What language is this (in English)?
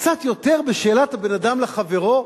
Hebrew